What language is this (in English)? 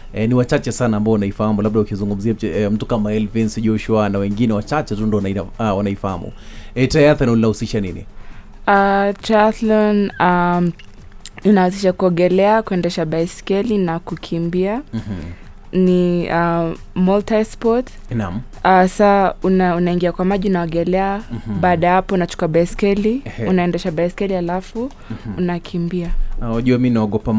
Swahili